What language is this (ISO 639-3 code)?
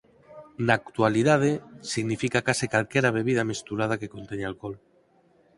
glg